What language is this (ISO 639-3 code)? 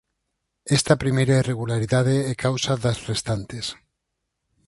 glg